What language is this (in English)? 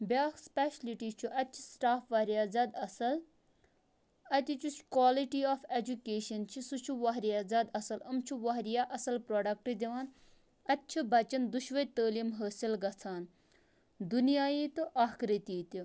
Kashmiri